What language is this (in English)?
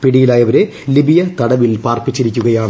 Malayalam